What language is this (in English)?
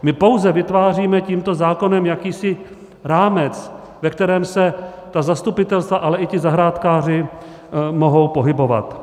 Czech